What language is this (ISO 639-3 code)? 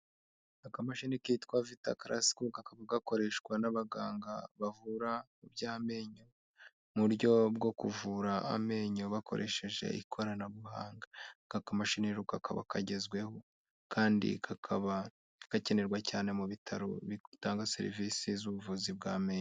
kin